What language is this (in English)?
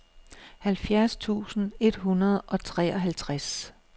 Danish